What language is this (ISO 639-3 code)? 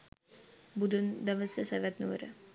sin